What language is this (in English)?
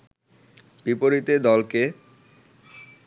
Bangla